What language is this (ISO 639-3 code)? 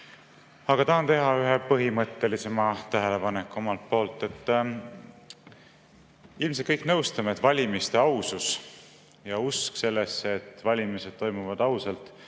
est